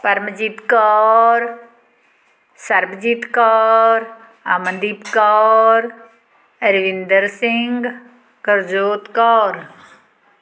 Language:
Punjabi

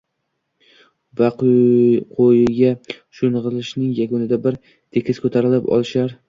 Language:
Uzbek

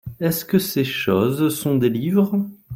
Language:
French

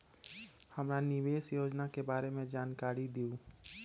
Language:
Magahi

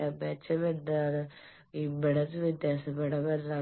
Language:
Malayalam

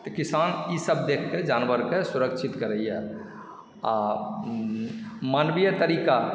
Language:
Maithili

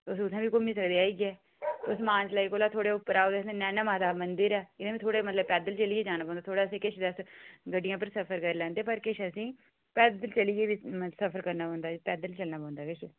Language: Dogri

